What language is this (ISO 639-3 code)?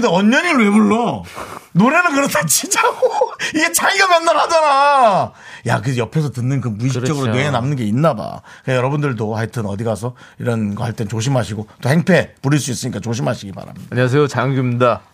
kor